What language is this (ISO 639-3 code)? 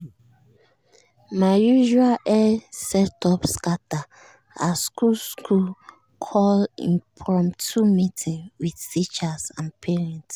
pcm